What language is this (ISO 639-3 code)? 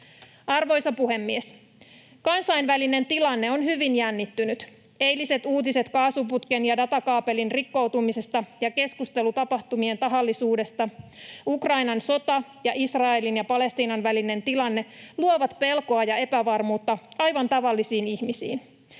fin